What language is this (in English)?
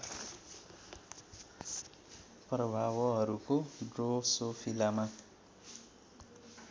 Nepali